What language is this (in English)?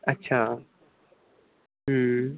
Punjabi